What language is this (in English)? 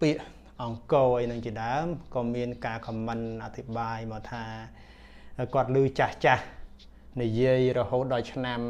Vietnamese